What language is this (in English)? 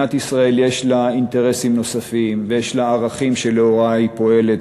Hebrew